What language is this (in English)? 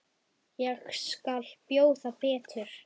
Icelandic